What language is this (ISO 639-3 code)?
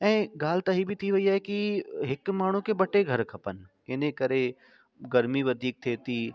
snd